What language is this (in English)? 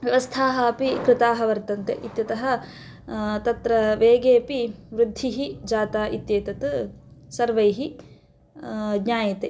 Sanskrit